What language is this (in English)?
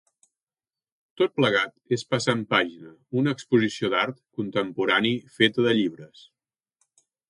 Catalan